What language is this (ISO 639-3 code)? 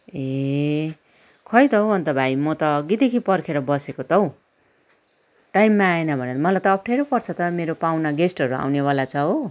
nep